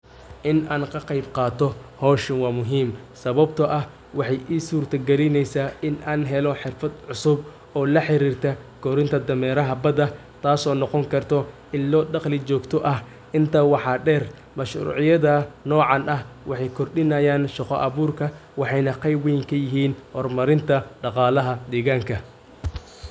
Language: Somali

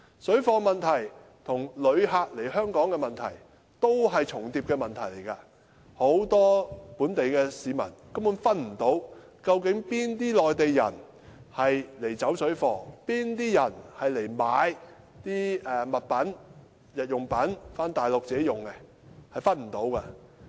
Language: Cantonese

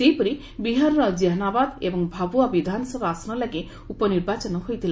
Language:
Odia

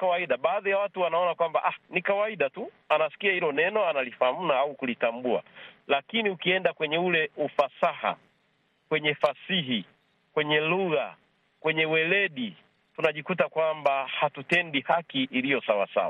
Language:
Swahili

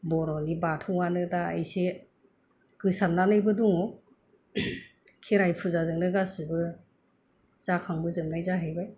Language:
Bodo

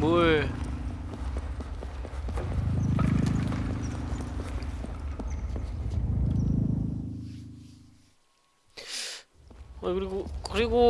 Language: Korean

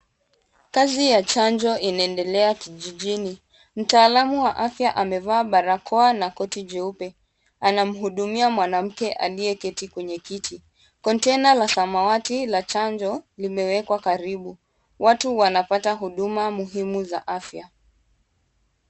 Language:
Swahili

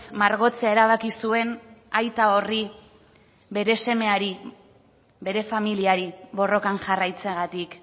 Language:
Basque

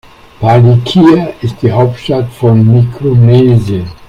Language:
German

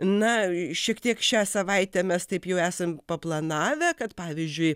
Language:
Lithuanian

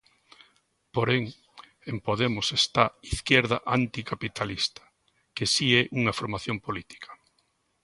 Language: Galician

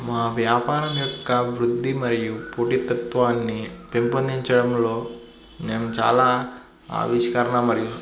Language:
Telugu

